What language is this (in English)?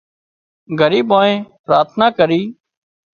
Wadiyara Koli